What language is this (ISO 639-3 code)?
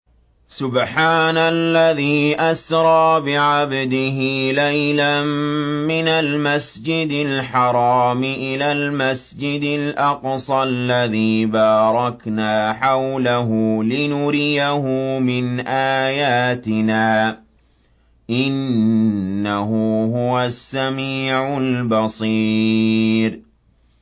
ara